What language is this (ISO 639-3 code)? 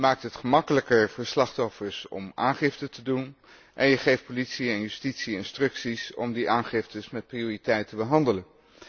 nld